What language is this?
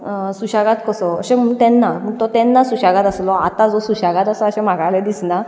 Konkani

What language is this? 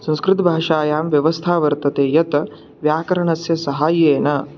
Sanskrit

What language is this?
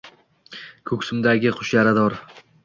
Uzbek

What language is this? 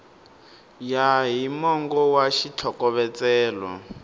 Tsonga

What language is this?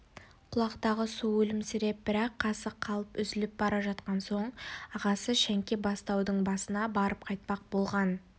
Kazakh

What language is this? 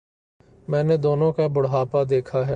Urdu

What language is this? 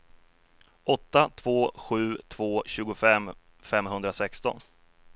Swedish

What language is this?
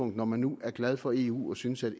Danish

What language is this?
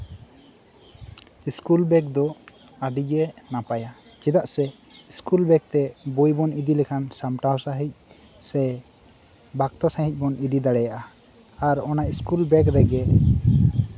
Santali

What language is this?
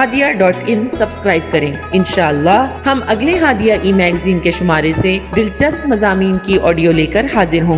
Urdu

